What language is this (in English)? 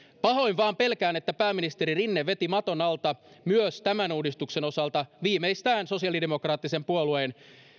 Finnish